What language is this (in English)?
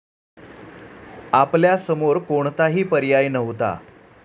Marathi